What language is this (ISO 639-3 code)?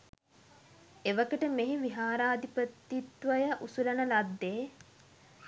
sin